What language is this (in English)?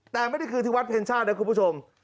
Thai